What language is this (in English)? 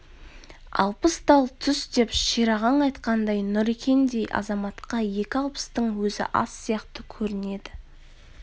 Kazakh